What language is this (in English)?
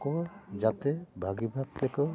Santali